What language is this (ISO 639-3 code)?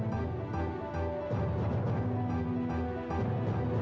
ind